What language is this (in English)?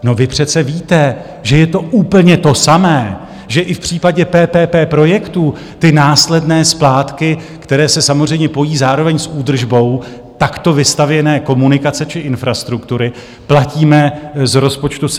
Czech